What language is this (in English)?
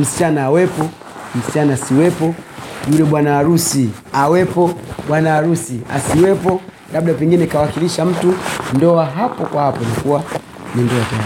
Swahili